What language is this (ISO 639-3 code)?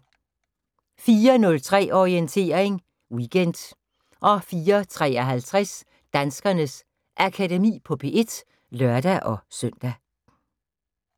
dan